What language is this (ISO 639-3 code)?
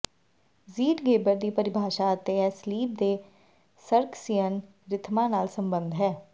pan